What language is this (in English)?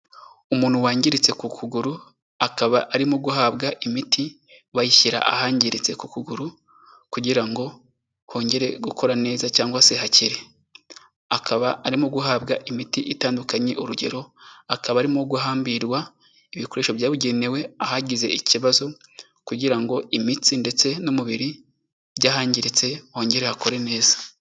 Kinyarwanda